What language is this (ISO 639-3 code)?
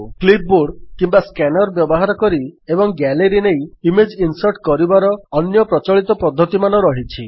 ori